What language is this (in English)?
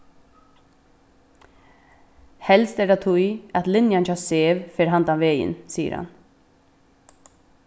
Faroese